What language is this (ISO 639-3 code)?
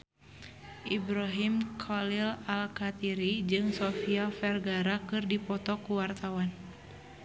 sun